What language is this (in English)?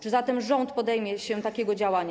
Polish